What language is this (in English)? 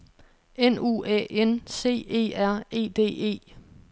Danish